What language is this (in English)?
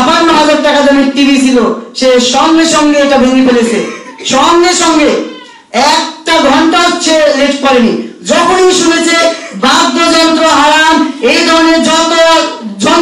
Arabic